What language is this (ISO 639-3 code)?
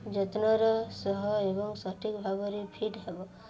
ori